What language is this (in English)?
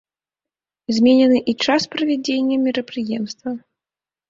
Belarusian